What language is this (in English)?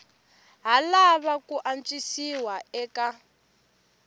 Tsonga